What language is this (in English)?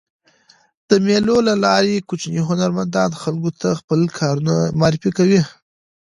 Pashto